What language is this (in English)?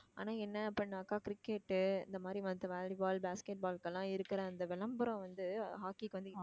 Tamil